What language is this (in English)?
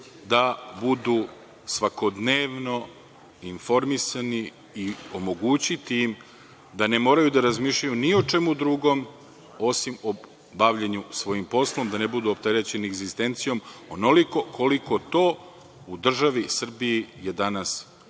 Serbian